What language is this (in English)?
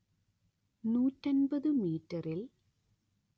Malayalam